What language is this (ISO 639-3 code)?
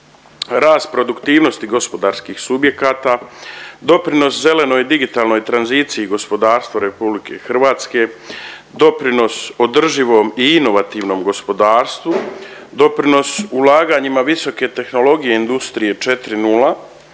hrv